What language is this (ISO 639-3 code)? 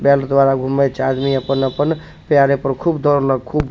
mai